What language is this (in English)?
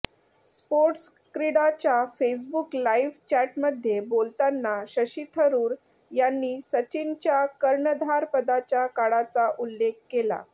Marathi